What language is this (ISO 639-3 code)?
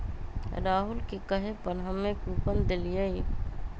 mag